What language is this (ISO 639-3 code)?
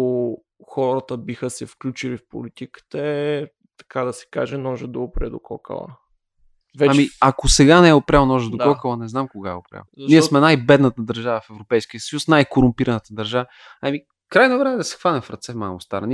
bul